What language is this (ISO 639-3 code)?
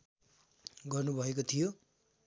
nep